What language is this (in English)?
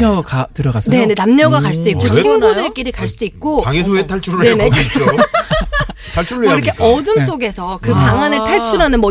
Korean